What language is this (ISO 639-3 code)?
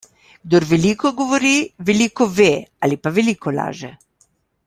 slv